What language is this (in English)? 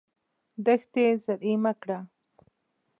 Pashto